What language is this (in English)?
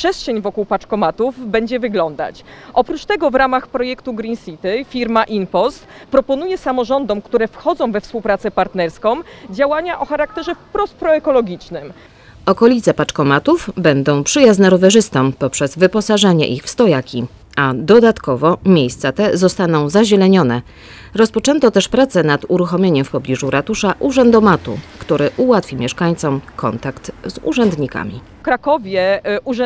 Polish